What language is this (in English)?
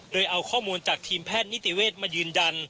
Thai